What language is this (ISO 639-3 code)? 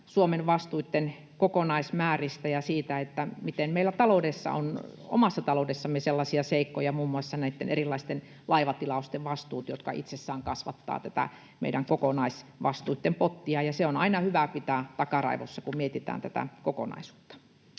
fin